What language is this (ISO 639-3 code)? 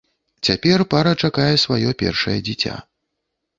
bel